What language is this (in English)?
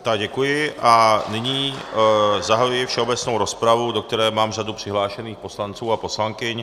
Czech